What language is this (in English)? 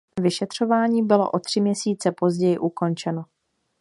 Czech